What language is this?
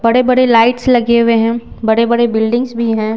Hindi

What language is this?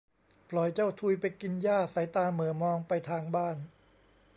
Thai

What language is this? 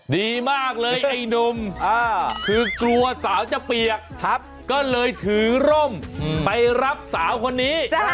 Thai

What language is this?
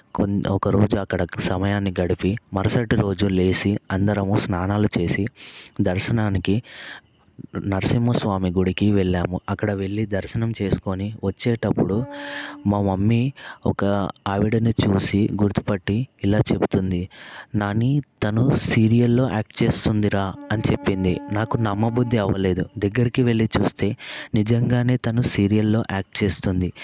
Telugu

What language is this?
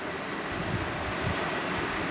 Bhojpuri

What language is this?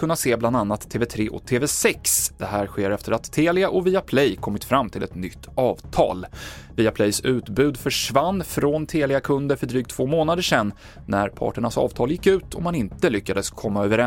Swedish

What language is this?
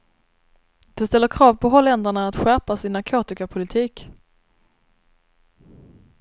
Swedish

